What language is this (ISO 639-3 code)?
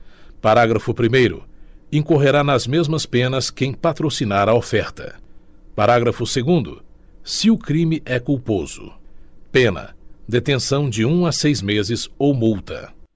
por